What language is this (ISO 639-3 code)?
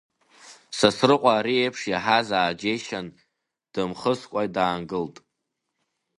abk